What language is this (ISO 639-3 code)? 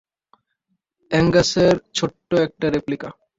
ben